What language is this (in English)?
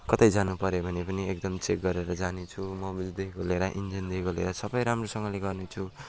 Nepali